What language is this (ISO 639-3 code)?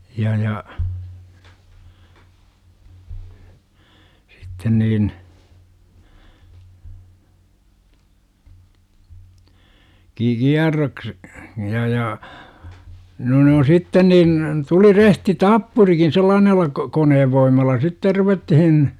fin